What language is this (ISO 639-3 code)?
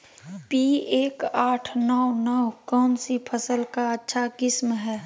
mag